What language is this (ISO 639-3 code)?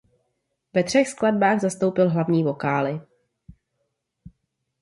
ces